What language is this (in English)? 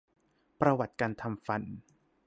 Thai